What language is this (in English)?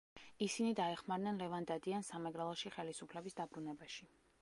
Georgian